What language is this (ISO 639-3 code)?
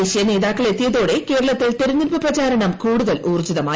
mal